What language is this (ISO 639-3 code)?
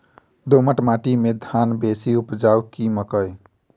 mai